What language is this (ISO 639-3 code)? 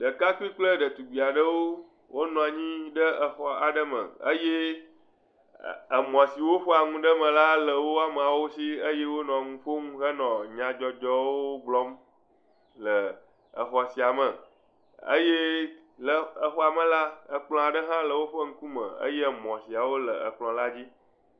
ewe